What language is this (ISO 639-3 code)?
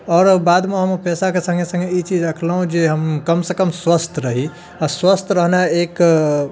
mai